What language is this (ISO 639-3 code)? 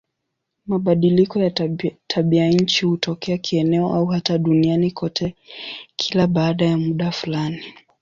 swa